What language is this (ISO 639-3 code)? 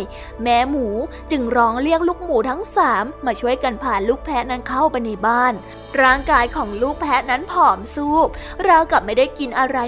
tha